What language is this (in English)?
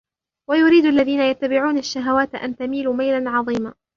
Arabic